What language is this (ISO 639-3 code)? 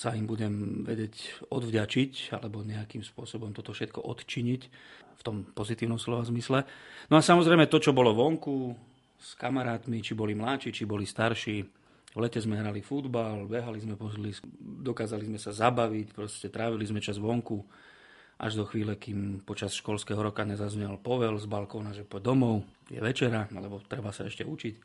slk